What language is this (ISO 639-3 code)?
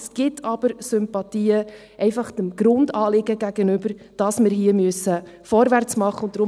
gsw